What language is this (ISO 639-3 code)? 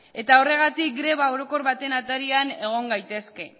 eus